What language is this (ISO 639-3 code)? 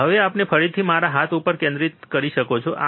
guj